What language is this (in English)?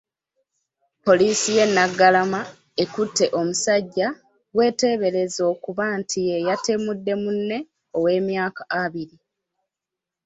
Ganda